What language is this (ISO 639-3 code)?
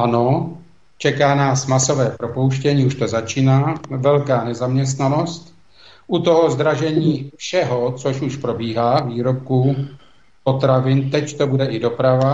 ces